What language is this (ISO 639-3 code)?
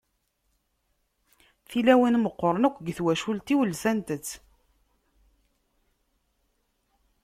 kab